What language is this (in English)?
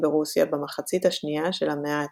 Hebrew